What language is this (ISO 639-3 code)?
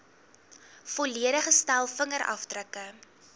afr